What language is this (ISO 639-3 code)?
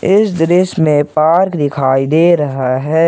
hin